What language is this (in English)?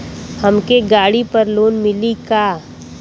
Bhojpuri